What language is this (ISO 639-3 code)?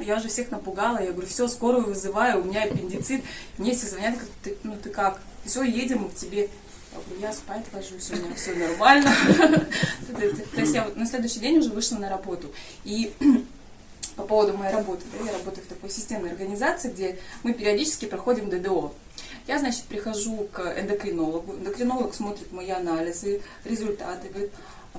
rus